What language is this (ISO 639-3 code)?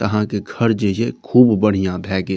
mai